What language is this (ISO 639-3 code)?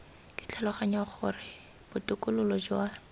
tsn